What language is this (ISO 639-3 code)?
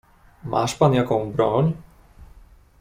pol